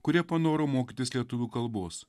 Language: Lithuanian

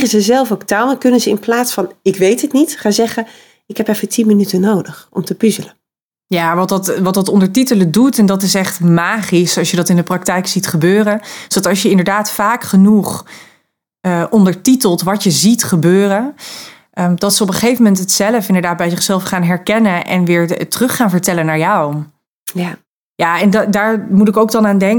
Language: Dutch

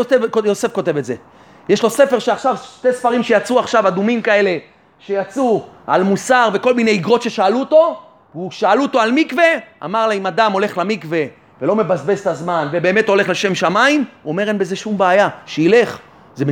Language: Hebrew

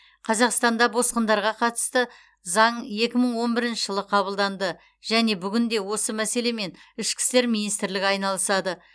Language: Kazakh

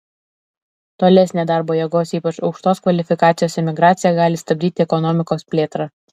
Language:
Lithuanian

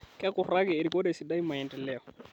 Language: Masai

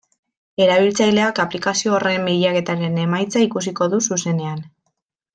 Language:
Basque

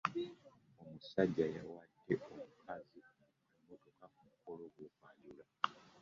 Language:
Ganda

